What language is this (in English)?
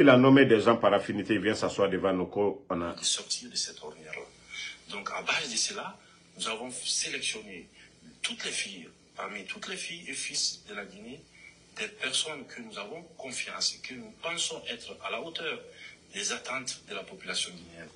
French